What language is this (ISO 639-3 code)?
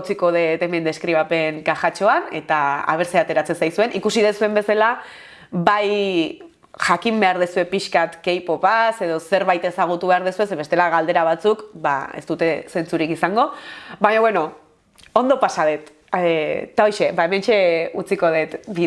eus